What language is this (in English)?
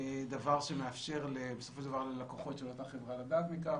Hebrew